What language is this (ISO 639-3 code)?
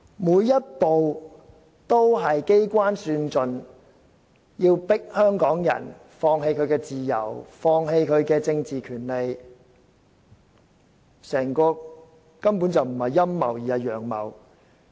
yue